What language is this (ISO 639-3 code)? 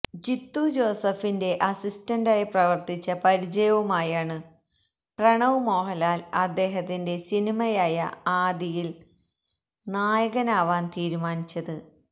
mal